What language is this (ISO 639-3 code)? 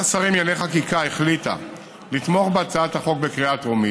heb